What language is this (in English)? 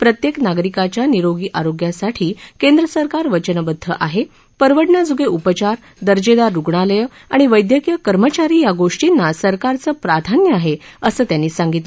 Marathi